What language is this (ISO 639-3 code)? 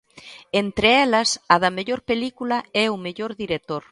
glg